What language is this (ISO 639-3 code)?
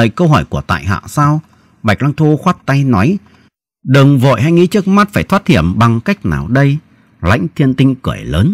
vie